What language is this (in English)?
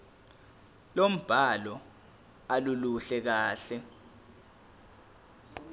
Zulu